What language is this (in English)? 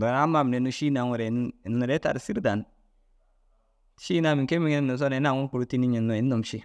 Dazaga